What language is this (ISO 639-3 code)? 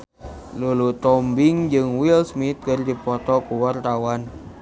sun